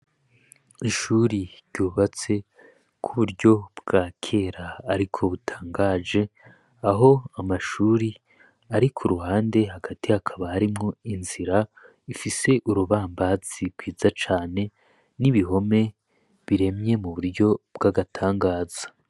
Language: Rundi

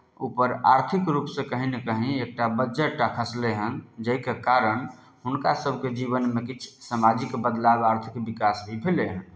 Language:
Maithili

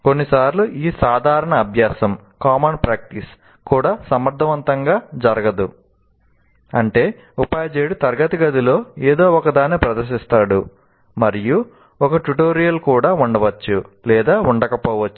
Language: Telugu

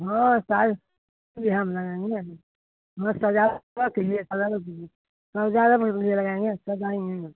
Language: Hindi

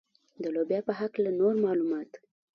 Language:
Pashto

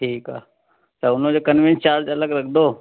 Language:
Sindhi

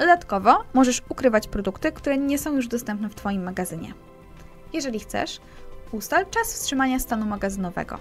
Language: Polish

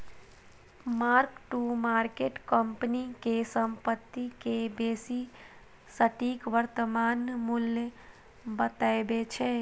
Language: Maithili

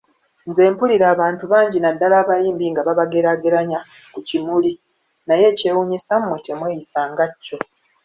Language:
Ganda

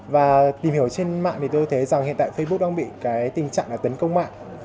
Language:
Vietnamese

